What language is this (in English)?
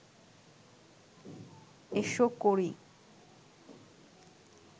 Bangla